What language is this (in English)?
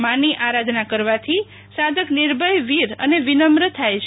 Gujarati